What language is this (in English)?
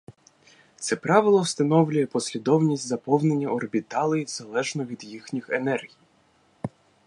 Ukrainian